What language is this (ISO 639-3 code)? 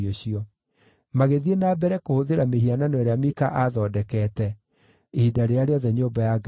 kik